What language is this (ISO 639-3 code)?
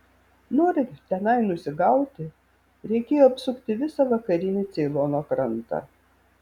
lit